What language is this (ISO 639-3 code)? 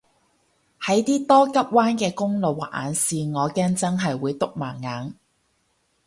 yue